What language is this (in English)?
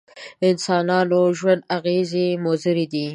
Pashto